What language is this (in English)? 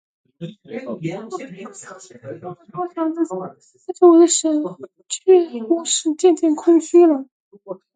Chinese